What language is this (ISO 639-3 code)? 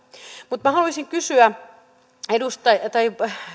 fin